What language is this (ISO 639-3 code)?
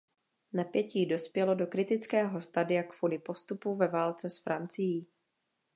ces